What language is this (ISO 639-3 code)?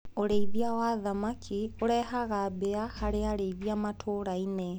kik